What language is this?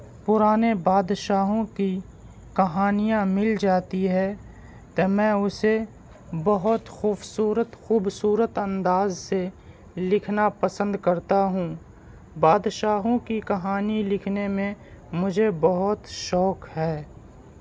Urdu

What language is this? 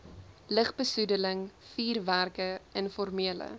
Afrikaans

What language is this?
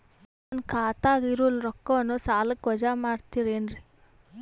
Kannada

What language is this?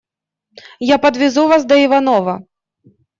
Russian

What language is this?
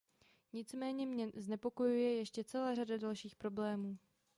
Czech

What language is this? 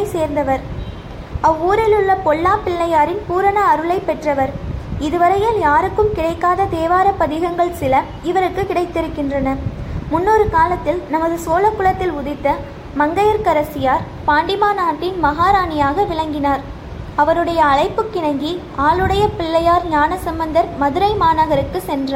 Tamil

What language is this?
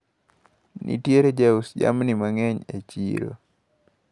Luo (Kenya and Tanzania)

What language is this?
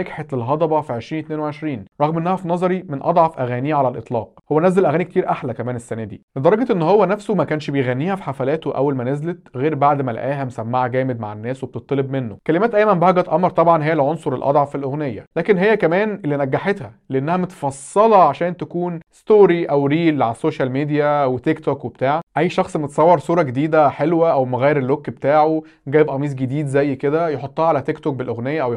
Arabic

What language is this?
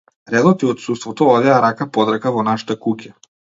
Macedonian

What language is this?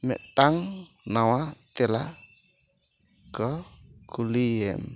Santali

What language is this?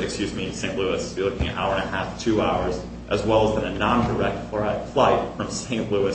English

